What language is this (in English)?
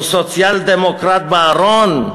Hebrew